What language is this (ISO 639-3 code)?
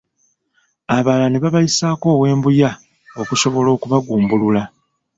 lug